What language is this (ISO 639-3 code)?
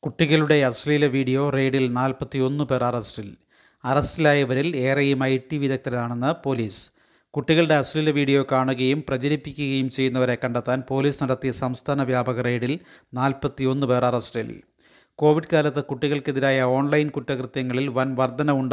mal